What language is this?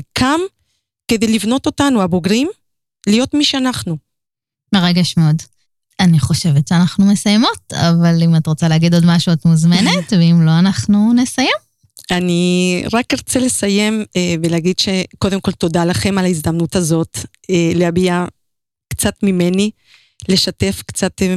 Hebrew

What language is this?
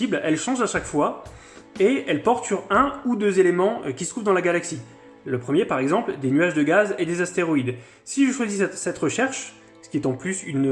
French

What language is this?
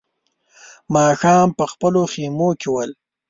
Pashto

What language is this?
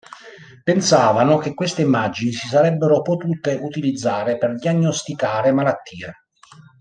Italian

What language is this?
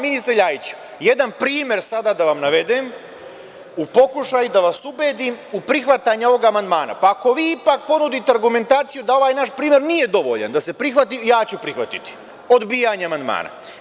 Serbian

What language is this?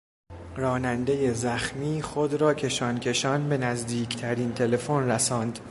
Persian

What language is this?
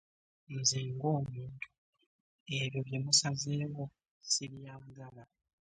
Ganda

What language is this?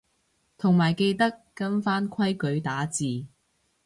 Cantonese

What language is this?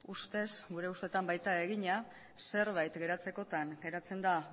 Basque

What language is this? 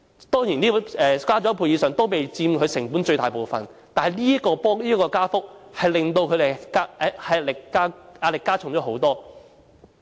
Cantonese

